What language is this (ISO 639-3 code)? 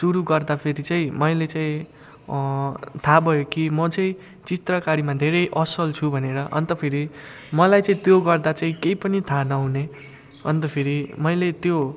nep